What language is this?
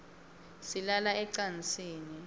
Swati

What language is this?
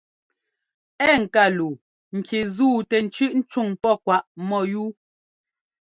Ngomba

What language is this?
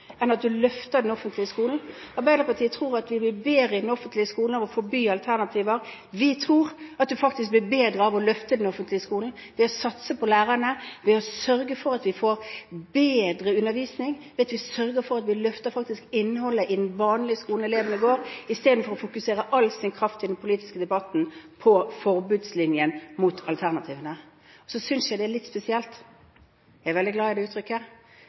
Norwegian Bokmål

